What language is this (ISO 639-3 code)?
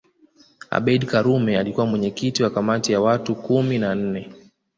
swa